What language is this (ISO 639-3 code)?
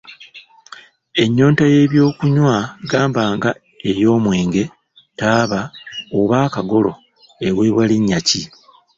lug